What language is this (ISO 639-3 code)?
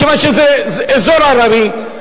heb